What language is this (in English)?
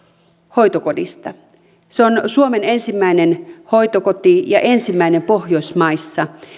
Finnish